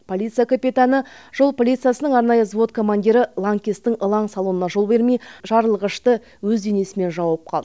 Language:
Kazakh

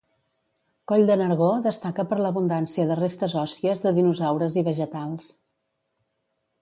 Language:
Catalan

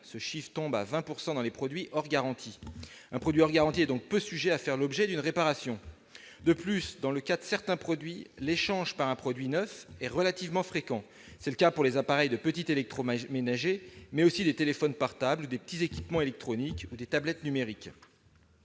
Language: French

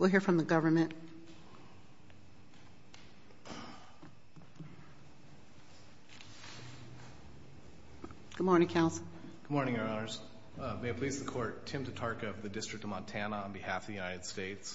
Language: English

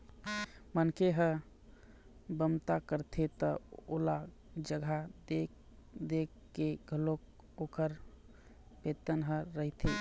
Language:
Chhattisgarhi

